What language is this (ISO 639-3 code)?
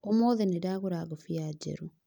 kik